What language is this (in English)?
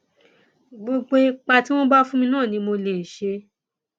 Yoruba